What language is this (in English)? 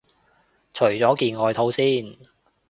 Cantonese